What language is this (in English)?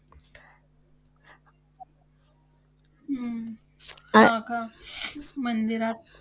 Marathi